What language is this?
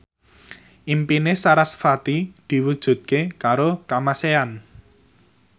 Javanese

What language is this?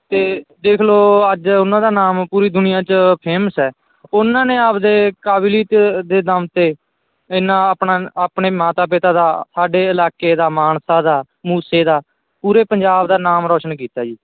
Punjabi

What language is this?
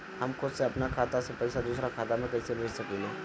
Bhojpuri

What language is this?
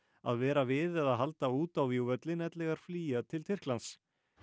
Icelandic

